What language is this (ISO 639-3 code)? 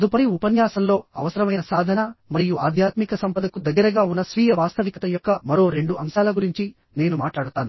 tel